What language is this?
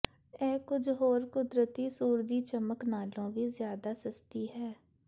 Punjabi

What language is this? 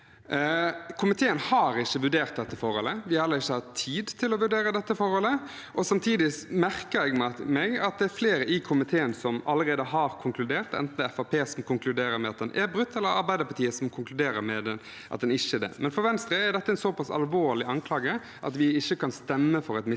Norwegian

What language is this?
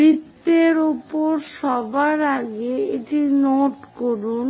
Bangla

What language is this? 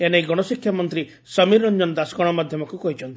Odia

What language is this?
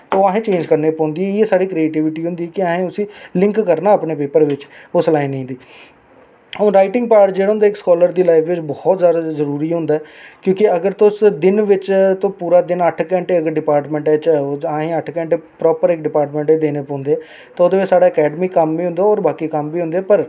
Dogri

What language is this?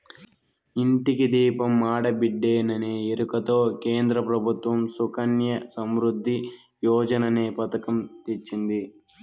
Telugu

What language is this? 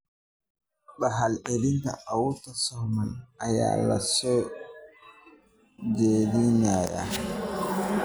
Somali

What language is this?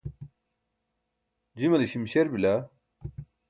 Burushaski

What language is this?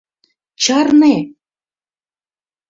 Mari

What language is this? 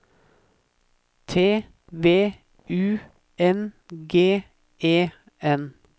Norwegian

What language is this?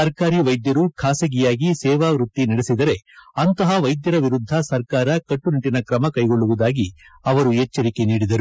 Kannada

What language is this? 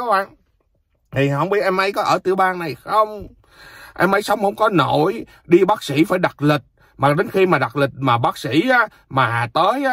Vietnamese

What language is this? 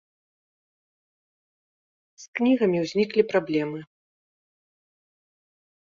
Belarusian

